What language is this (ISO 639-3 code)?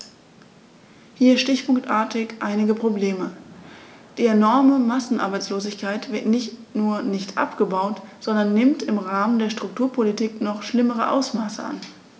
deu